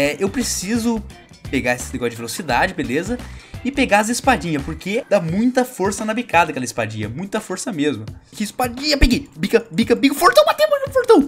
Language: Portuguese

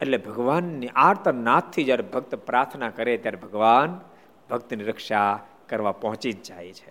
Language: Gujarati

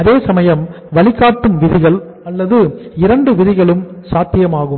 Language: Tamil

